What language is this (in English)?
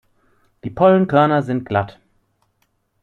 German